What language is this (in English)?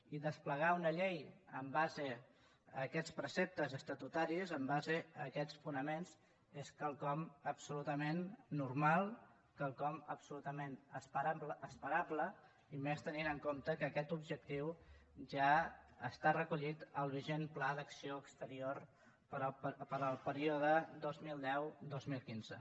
Catalan